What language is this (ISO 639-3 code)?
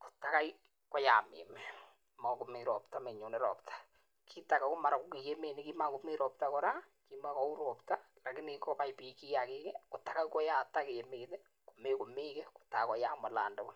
kln